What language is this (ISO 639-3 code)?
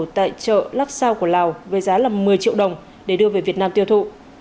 vie